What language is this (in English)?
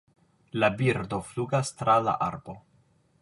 Esperanto